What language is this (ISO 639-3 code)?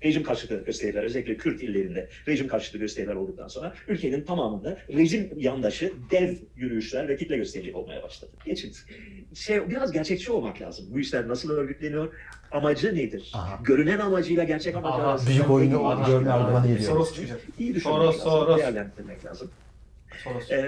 tur